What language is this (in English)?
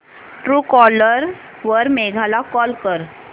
Marathi